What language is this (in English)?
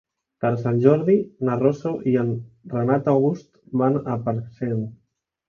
Catalan